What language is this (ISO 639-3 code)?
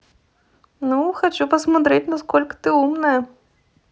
rus